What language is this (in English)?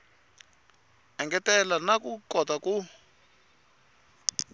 Tsonga